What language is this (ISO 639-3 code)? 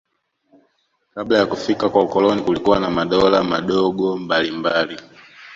swa